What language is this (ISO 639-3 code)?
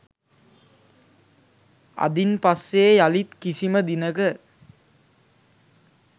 sin